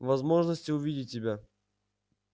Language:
Russian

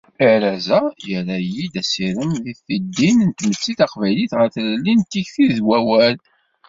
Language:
Kabyle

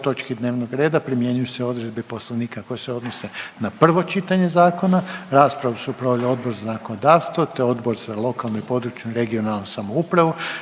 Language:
Croatian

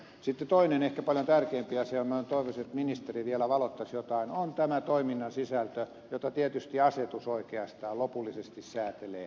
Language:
Finnish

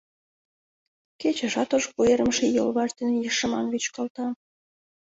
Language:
Mari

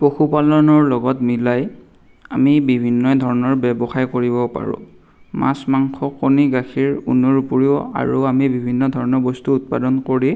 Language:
Assamese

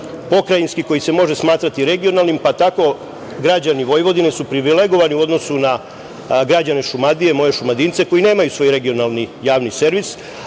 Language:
Serbian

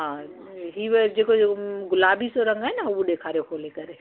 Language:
Sindhi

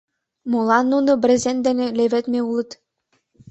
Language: Mari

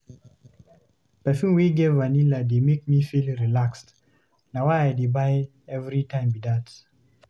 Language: Nigerian Pidgin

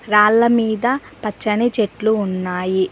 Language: Telugu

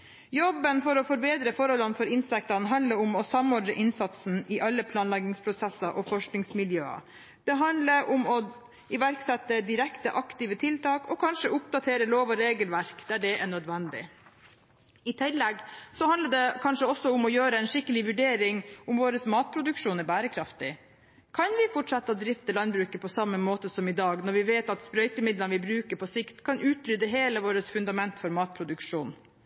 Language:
Norwegian Bokmål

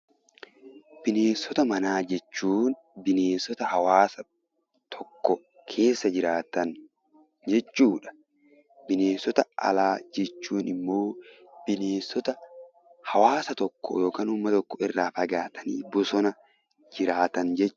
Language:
Oromo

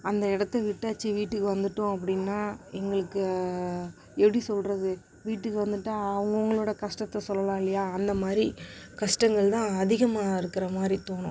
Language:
Tamil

